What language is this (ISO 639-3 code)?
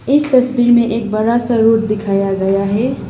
hin